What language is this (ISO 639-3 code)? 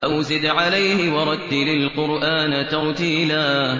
ara